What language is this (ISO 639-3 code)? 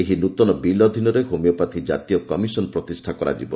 ori